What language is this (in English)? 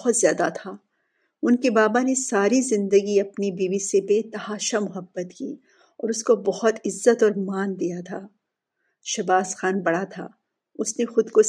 Urdu